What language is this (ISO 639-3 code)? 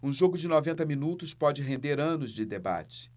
por